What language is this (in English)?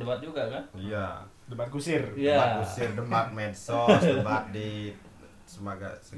Indonesian